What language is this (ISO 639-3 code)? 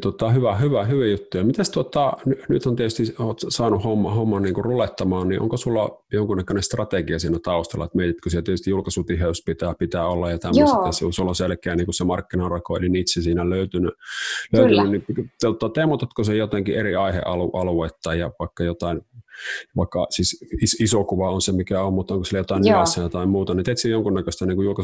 fin